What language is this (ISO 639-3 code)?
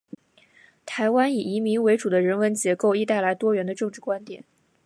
zho